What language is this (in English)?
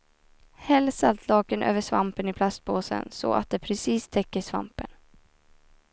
Swedish